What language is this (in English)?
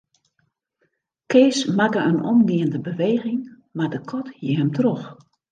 Western Frisian